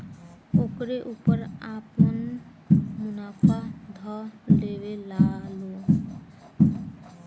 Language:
Bhojpuri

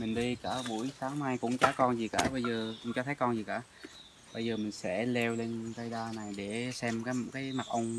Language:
Vietnamese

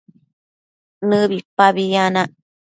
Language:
Matsés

